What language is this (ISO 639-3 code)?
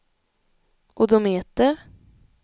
swe